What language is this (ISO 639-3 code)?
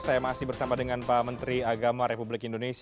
ind